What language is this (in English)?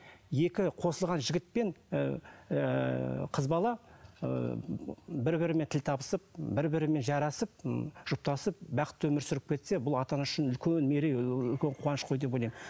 Kazakh